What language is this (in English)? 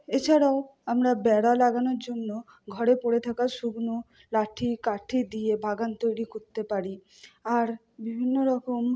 Bangla